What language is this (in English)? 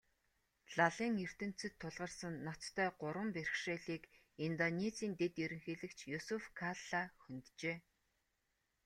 Mongolian